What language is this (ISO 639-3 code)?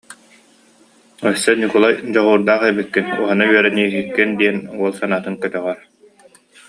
sah